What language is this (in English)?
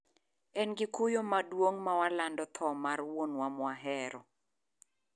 Luo (Kenya and Tanzania)